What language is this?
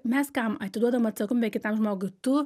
Lithuanian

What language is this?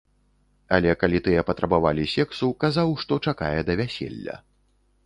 Belarusian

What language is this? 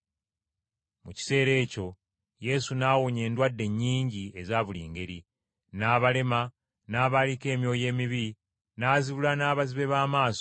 Ganda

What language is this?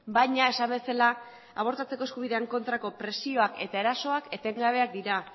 Basque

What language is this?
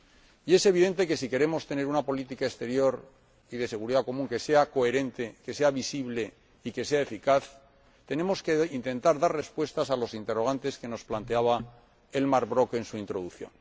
Spanish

